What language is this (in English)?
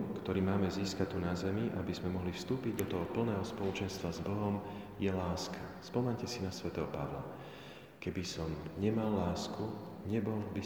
Slovak